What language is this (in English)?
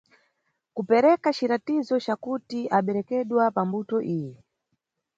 Nyungwe